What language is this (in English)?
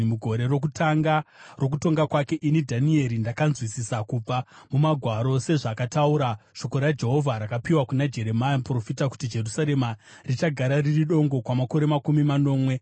Shona